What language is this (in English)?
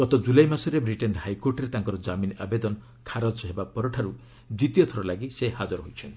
Odia